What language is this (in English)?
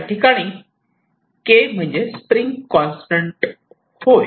Marathi